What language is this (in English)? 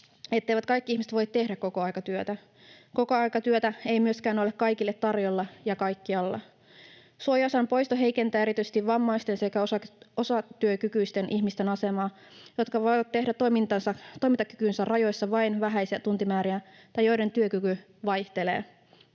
Finnish